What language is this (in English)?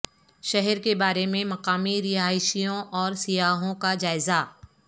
Urdu